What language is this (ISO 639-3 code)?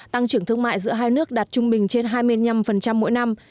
vie